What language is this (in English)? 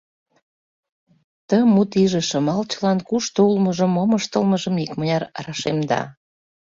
Mari